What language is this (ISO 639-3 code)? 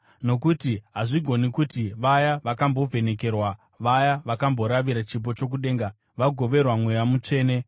sna